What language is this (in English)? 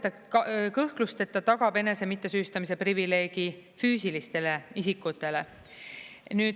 Estonian